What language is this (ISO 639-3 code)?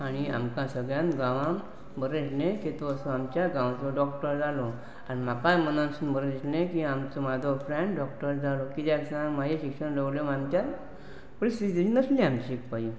kok